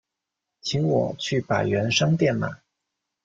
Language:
Chinese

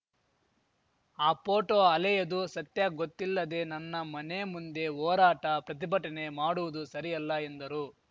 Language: Kannada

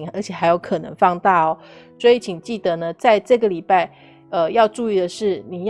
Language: Chinese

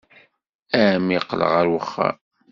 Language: Kabyle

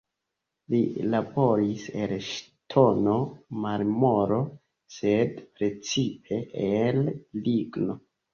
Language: Esperanto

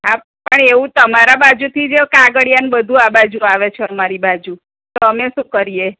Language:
Gujarati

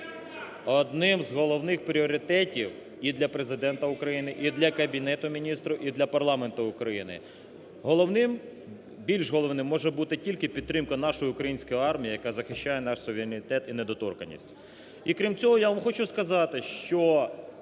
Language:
Ukrainian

